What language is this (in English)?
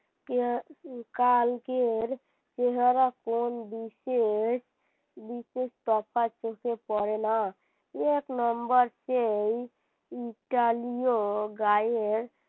Bangla